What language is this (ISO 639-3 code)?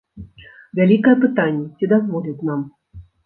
bel